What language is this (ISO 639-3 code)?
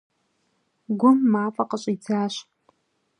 kbd